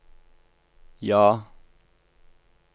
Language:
Norwegian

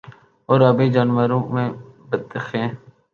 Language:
Urdu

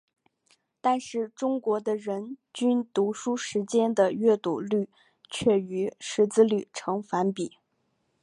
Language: Chinese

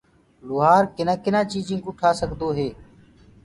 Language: Gurgula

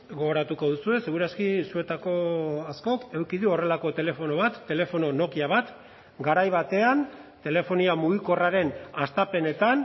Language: Basque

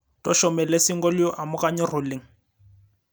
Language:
Masai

